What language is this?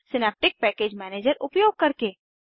Hindi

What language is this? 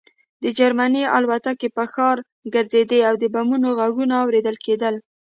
Pashto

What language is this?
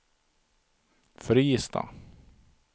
Swedish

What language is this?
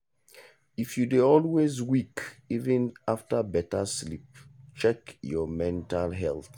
Nigerian Pidgin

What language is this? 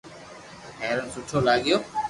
Loarki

